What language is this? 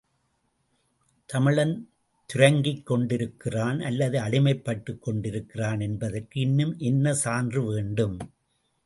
Tamil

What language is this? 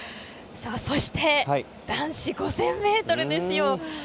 Japanese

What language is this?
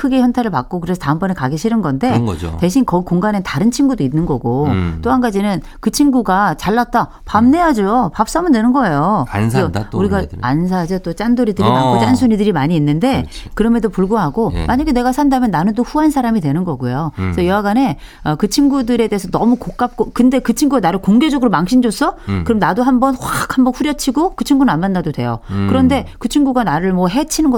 Korean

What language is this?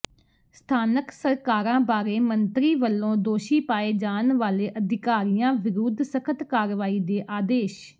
Punjabi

